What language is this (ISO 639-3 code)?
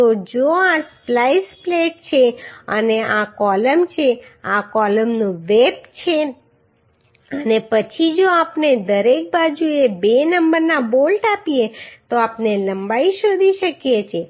guj